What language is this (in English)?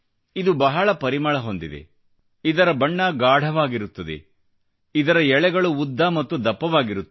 Kannada